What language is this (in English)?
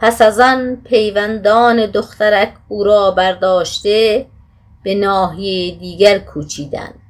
Persian